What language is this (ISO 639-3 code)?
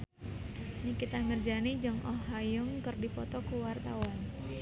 sun